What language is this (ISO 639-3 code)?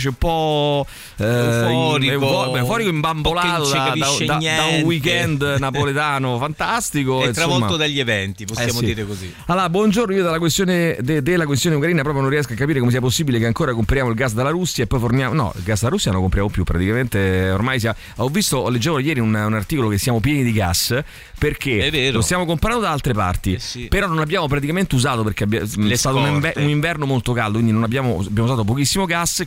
ita